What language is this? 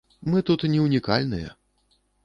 Belarusian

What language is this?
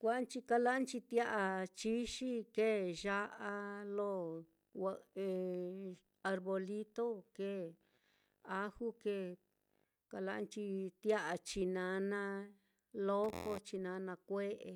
Mitlatongo Mixtec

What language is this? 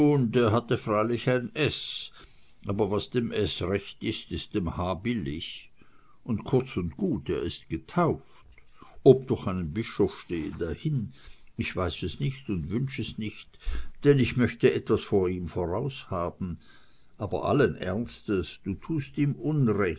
German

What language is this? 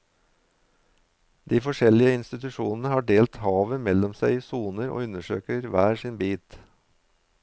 Norwegian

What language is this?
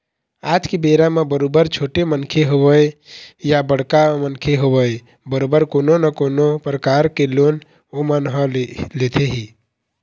Chhattisgarhi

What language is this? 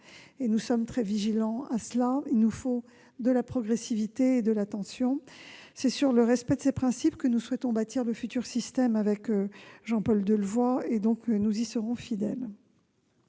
French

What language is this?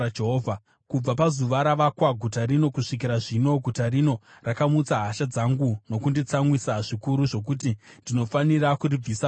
Shona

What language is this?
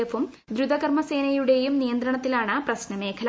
Malayalam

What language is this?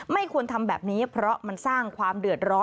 Thai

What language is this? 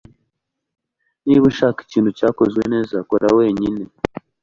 Kinyarwanda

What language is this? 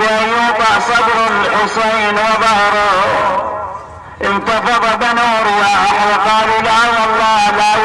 Arabic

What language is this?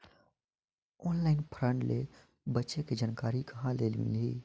Chhattisgarhi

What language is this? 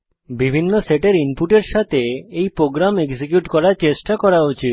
Bangla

